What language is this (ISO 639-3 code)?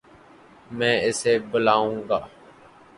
urd